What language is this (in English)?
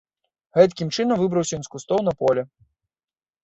Belarusian